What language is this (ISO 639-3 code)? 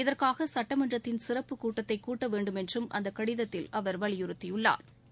tam